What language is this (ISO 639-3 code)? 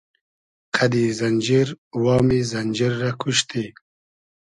haz